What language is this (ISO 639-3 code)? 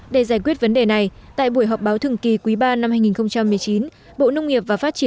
vie